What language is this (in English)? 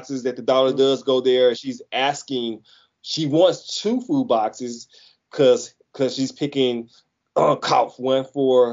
English